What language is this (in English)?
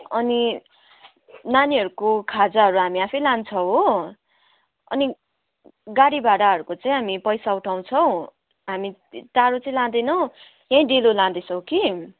Nepali